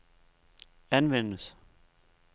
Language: Danish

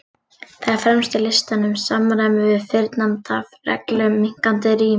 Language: Icelandic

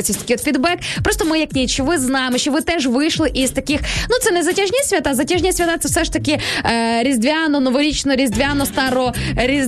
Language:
Ukrainian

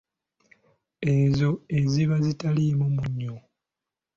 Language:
Ganda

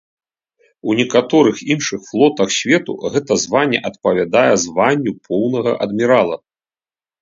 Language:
Belarusian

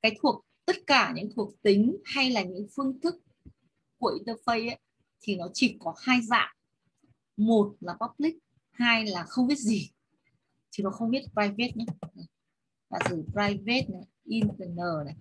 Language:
Vietnamese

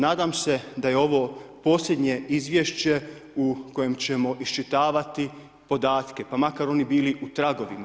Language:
Croatian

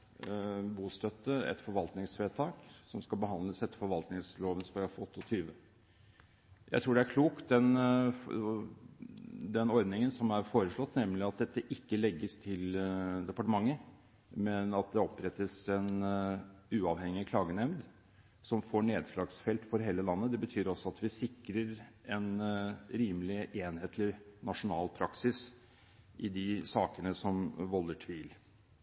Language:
Norwegian Bokmål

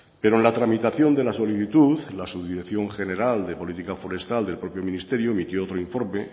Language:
Spanish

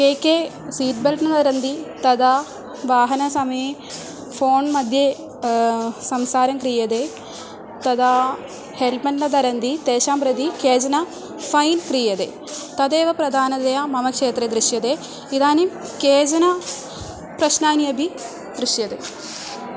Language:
Sanskrit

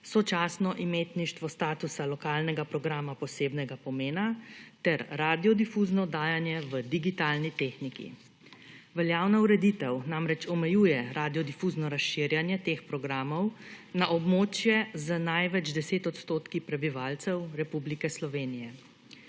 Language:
Slovenian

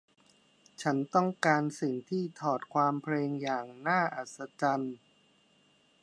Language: Thai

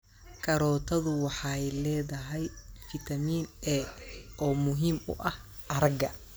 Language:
Somali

